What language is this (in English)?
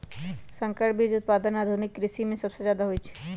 Magahi